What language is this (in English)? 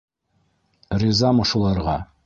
Bashkir